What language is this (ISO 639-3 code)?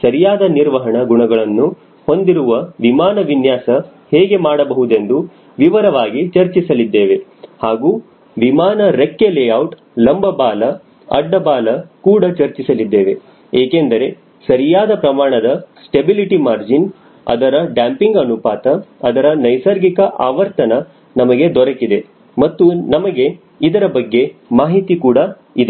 kan